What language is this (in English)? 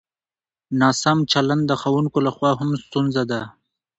Pashto